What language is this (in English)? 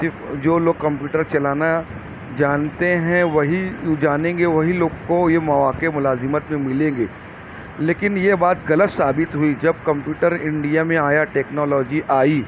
Urdu